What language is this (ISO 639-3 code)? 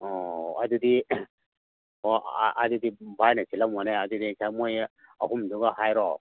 mni